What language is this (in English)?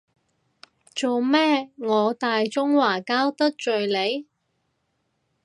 Cantonese